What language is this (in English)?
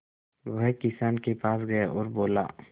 Hindi